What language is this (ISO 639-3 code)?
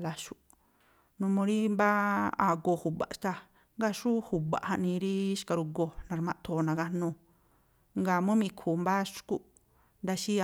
tpl